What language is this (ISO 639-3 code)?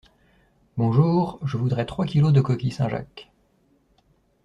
fra